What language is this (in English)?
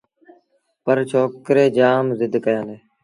Sindhi Bhil